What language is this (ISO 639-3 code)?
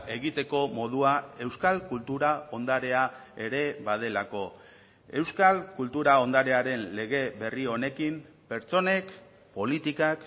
eus